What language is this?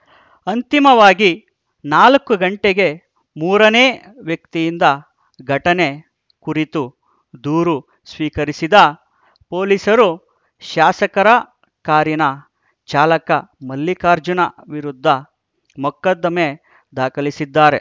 Kannada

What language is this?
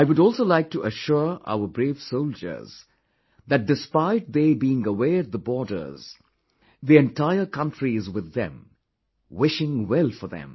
English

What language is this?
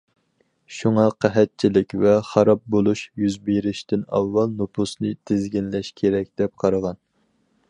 Uyghur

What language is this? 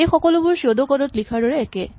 Assamese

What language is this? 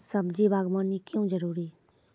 Maithili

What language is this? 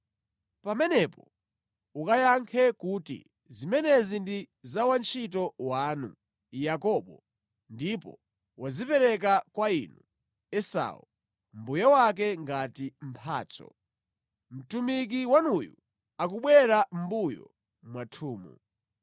Nyanja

